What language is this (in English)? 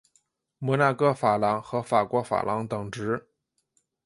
Chinese